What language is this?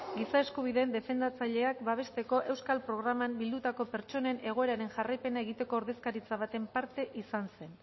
Basque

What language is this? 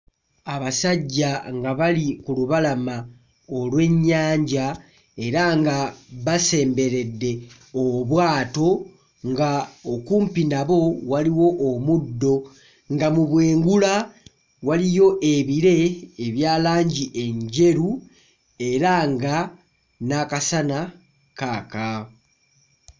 Ganda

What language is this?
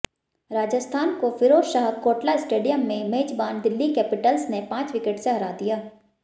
Hindi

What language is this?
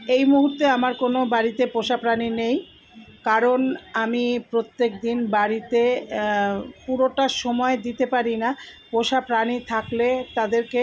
Bangla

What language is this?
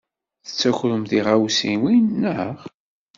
Kabyle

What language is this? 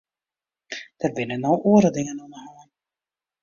Western Frisian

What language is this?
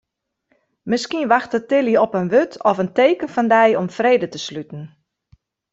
Western Frisian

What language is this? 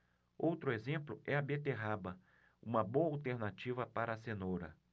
Portuguese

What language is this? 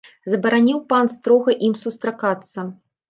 Belarusian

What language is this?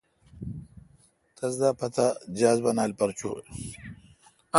Kalkoti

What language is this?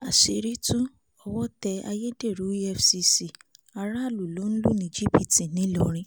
Yoruba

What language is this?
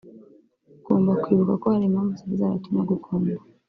Kinyarwanda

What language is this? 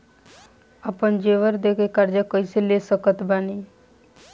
Bhojpuri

